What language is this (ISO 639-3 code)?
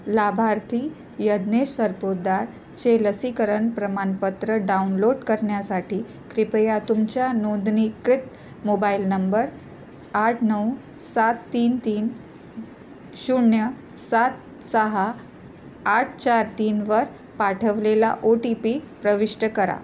mar